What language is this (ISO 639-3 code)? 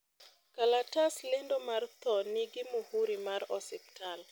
luo